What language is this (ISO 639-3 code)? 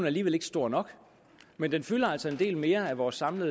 dan